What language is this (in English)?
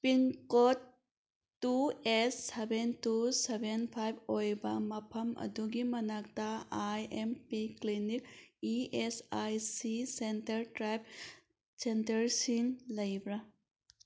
Manipuri